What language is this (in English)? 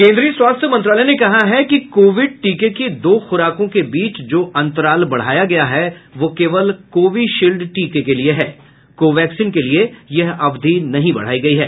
Hindi